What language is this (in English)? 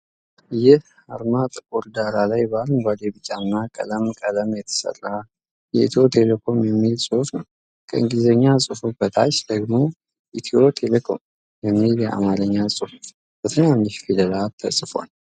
Amharic